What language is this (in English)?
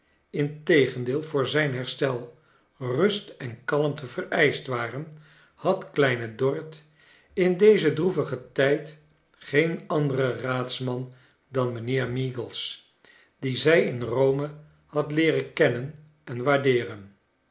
Dutch